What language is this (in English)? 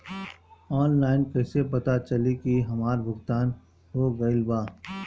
Bhojpuri